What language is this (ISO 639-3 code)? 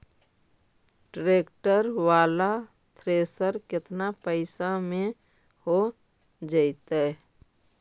mag